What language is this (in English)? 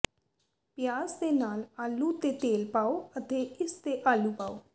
Punjabi